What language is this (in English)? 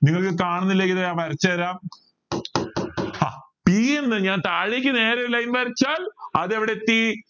Malayalam